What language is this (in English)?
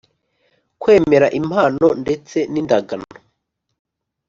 Kinyarwanda